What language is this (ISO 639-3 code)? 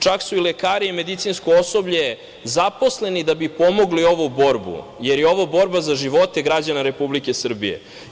srp